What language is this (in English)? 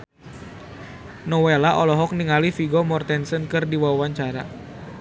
Sundanese